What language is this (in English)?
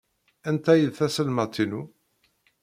Kabyle